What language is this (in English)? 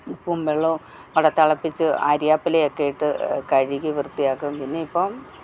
Malayalam